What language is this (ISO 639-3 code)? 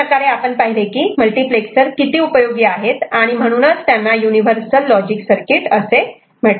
mar